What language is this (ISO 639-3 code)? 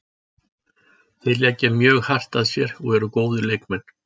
isl